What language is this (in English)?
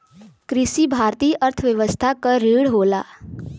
Bhojpuri